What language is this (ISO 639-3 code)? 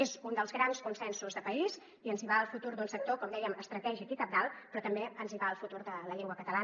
cat